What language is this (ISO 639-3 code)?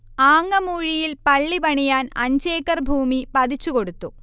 mal